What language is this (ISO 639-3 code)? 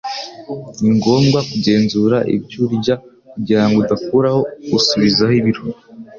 kin